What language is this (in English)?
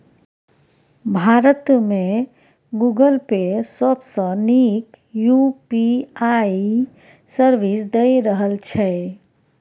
Maithili